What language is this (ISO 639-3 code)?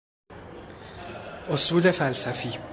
fas